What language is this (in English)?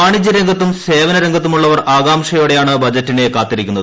Malayalam